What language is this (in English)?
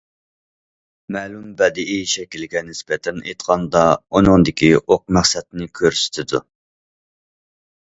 Uyghur